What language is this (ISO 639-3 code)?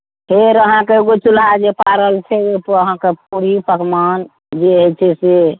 mai